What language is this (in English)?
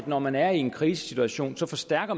Danish